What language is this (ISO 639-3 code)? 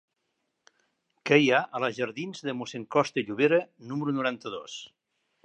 cat